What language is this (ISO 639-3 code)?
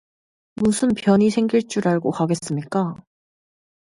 kor